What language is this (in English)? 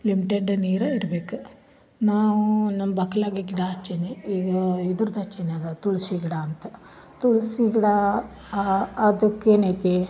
Kannada